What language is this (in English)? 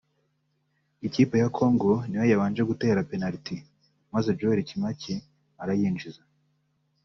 Kinyarwanda